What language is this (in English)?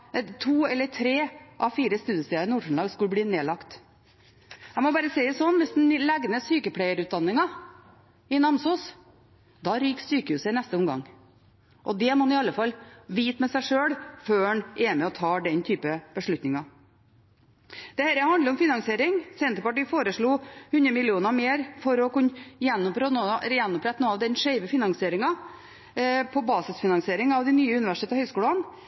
Norwegian Bokmål